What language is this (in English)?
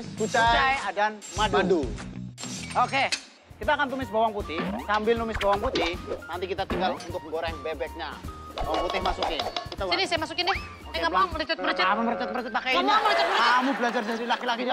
Indonesian